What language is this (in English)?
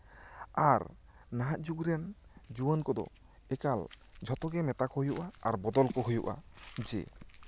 Santali